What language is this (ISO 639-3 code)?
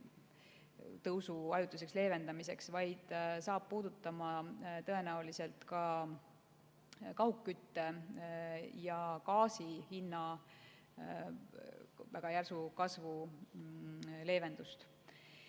est